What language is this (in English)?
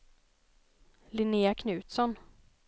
Swedish